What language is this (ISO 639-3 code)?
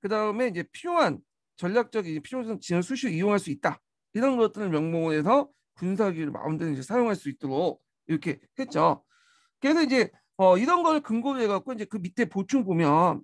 kor